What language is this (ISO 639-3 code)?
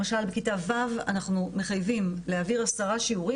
heb